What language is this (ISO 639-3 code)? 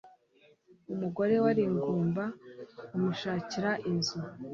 kin